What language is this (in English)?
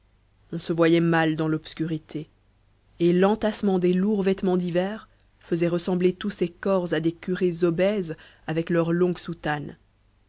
French